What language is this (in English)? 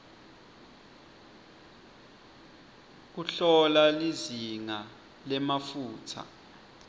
Swati